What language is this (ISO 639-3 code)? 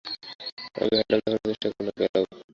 ben